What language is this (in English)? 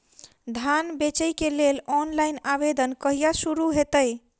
Maithili